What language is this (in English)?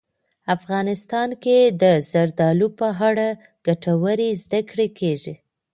Pashto